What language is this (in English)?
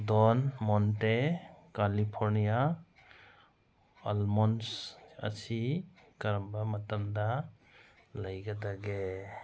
Manipuri